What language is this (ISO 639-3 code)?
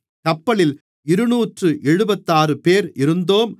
tam